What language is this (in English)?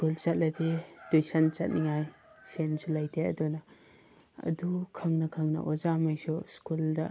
Manipuri